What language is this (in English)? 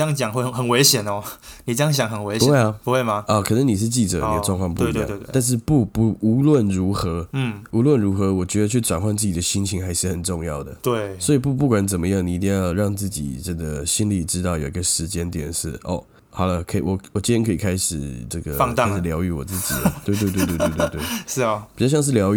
Chinese